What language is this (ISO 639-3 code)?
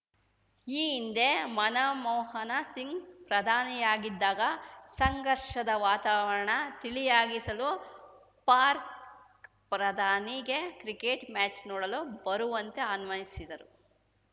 kan